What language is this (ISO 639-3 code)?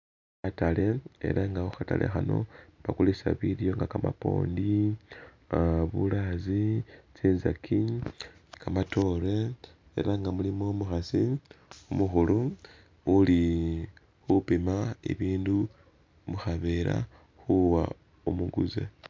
myx